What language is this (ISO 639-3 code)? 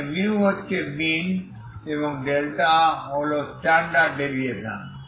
ben